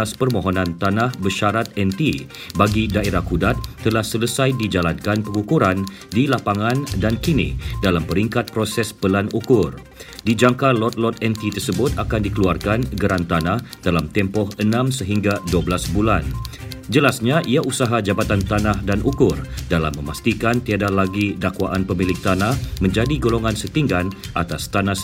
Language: Malay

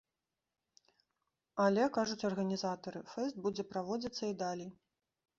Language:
Belarusian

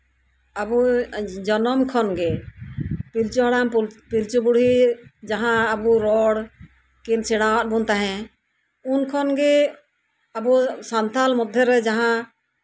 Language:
Santali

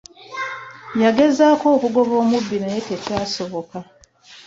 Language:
Ganda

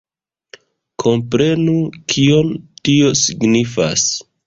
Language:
Esperanto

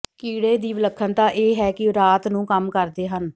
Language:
Punjabi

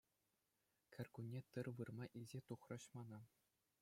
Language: Chuvash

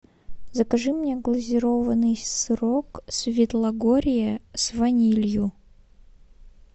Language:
Russian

